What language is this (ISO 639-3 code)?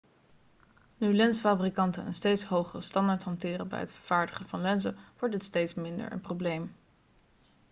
nld